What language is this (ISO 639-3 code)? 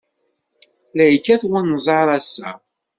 kab